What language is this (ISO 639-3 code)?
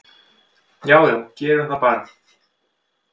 isl